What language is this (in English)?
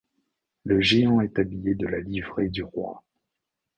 French